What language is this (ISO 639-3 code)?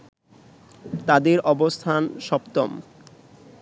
ben